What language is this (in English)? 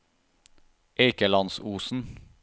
Norwegian